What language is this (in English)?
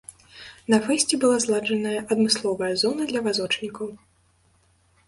Belarusian